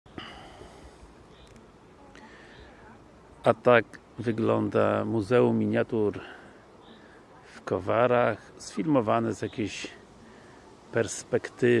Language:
Polish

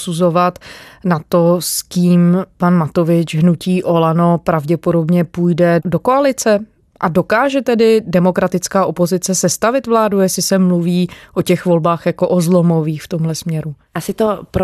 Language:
Czech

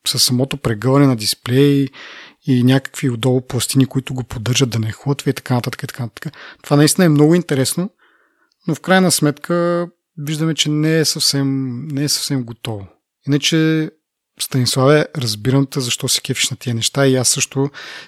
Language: Bulgarian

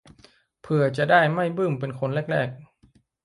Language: Thai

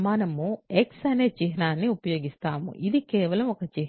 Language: Telugu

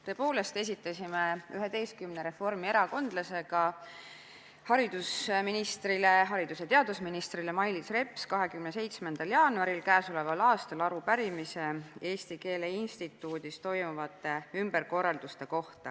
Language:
Estonian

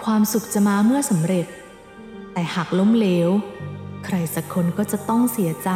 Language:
Thai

